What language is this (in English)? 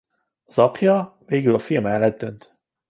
Hungarian